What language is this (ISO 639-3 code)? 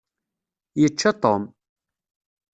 kab